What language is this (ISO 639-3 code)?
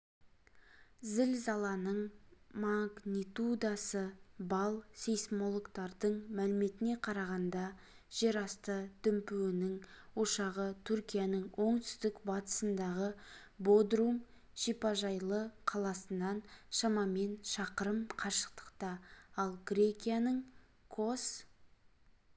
kaz